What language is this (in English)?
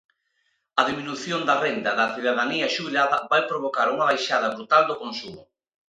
Galician